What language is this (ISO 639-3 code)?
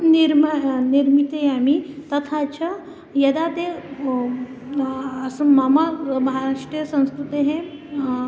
san